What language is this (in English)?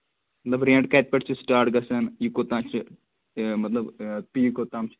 Kashmiri